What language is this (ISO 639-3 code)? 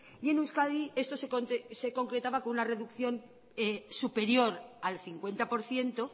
spa